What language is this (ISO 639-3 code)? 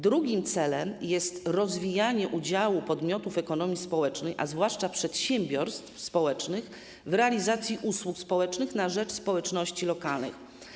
pol